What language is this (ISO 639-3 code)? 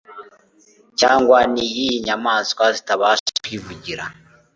kin